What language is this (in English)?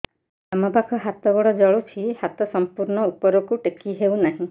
Odia